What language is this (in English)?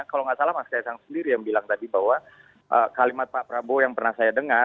Indonesian